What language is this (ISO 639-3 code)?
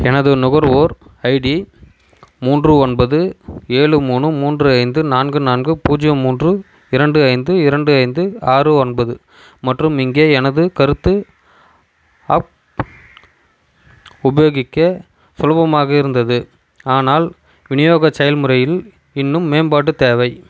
tam